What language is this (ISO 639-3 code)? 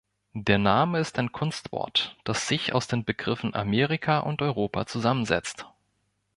deu